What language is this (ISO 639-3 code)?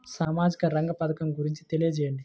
tel